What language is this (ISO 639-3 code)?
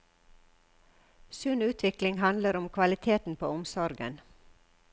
nor